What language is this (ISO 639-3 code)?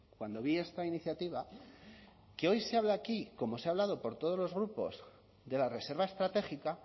spa